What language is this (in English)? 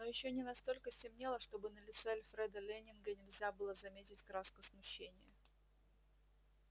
Russian